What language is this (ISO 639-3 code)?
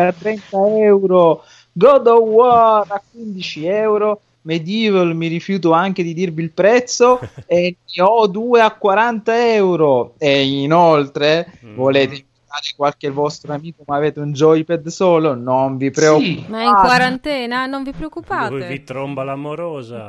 ita